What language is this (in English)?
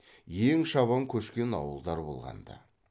Kazakh